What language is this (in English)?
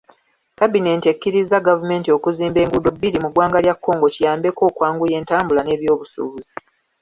Ganda